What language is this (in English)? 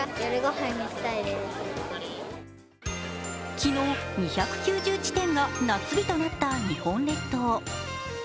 Japanese